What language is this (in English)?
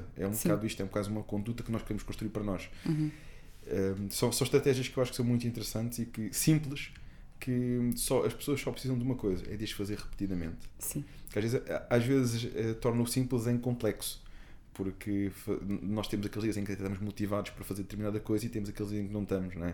Portuguese